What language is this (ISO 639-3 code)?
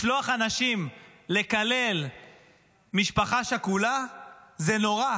heb